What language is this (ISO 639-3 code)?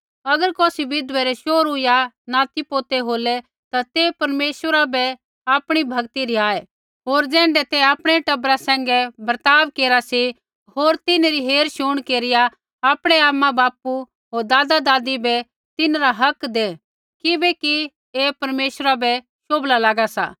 kfx